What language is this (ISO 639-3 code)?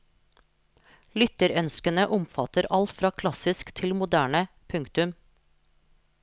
nor